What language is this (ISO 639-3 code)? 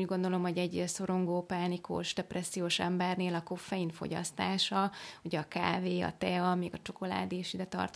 hun